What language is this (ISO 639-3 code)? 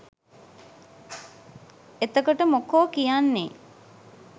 sin